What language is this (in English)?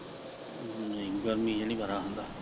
Punjabi